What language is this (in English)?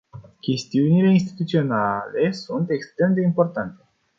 Romanian